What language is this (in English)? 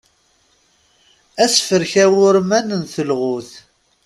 Kabyle